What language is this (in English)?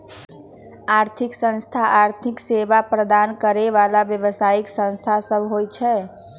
Magahi